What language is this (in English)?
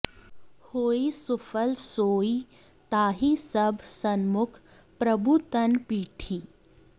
Sanskrit